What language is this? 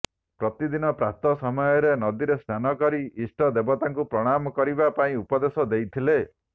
Odia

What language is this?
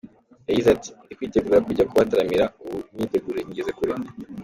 Kinyarwanda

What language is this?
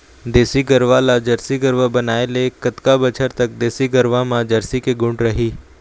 Chhattisgarhi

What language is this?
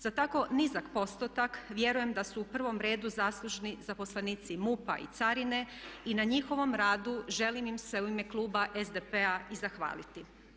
Croatian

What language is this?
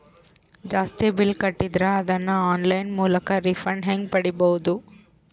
Kannada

